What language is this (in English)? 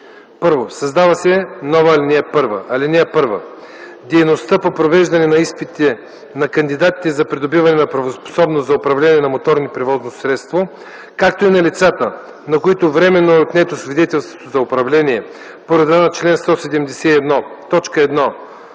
Bulgarian